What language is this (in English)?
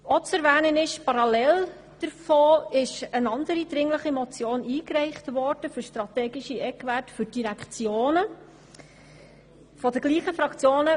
Swiss German